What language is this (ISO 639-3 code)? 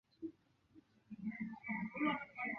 zho